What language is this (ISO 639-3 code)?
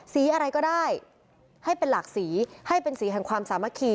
tha